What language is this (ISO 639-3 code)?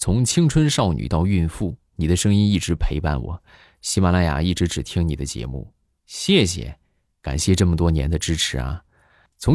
zho